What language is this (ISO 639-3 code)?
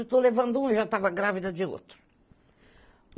por